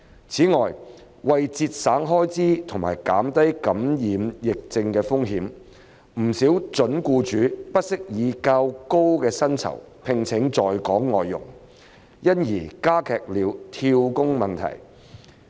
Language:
Cantonese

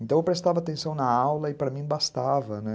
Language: Portuguese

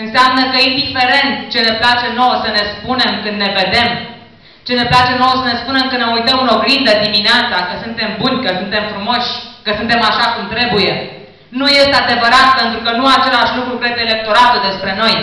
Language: Romanian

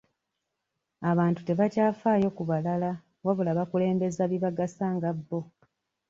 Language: Ganda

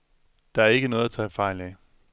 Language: Danish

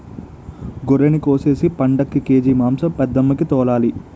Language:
Telugu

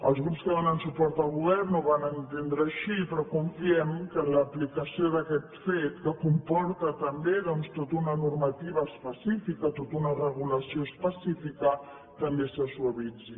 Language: Catalan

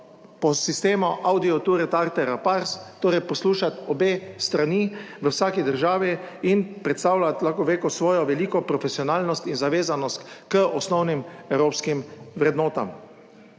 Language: Slovenian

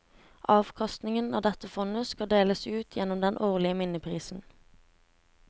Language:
Norwegian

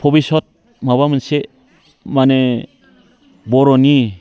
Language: Bodo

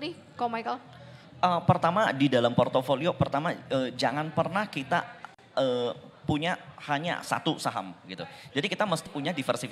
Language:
Indonesian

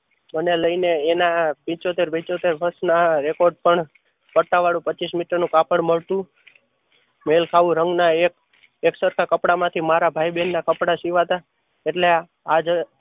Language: Gujarati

